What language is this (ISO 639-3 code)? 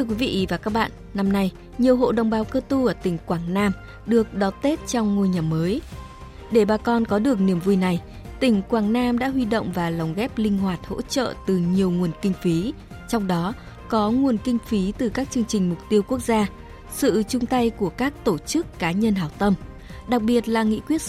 vie